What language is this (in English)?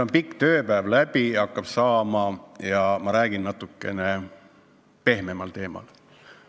Estonian